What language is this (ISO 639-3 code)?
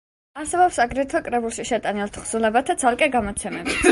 kat